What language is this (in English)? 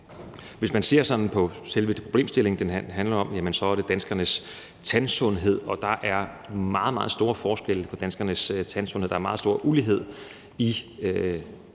Danish